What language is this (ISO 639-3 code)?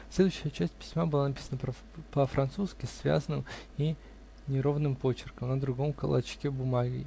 rus